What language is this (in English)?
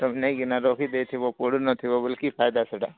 Odia